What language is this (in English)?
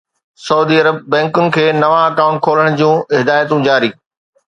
Sindhi